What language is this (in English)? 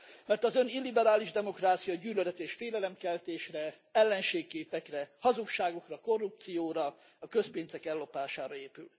Hungarian